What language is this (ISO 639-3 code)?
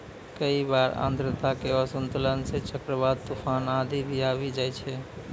mai